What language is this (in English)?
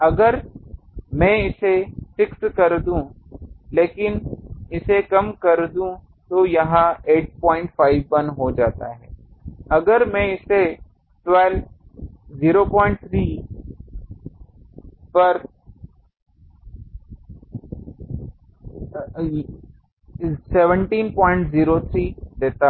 Hindi